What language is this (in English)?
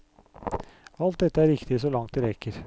Norwegian